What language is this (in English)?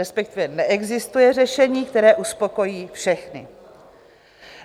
Czech